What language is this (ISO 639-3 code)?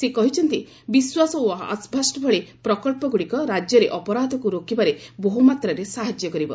ori